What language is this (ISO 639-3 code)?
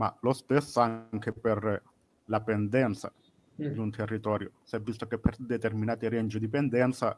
ita